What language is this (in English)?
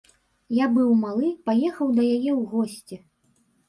Belarusian